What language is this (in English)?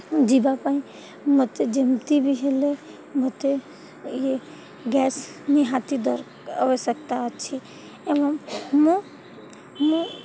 Odia